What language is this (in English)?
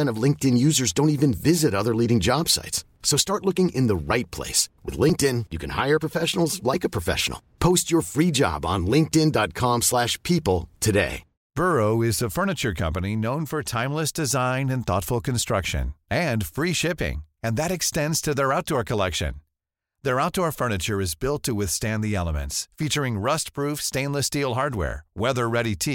Swedish